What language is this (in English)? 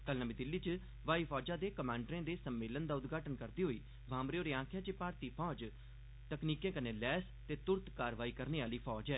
Dogri